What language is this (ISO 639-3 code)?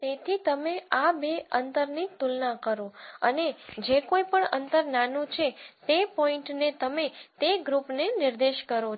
guj